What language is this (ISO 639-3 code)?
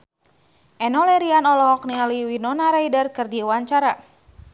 sun